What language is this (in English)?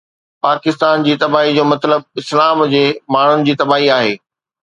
Sindhi